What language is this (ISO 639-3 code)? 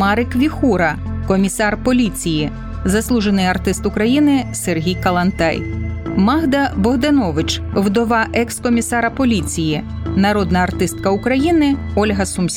ukr